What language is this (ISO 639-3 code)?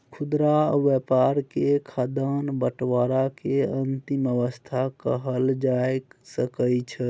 mai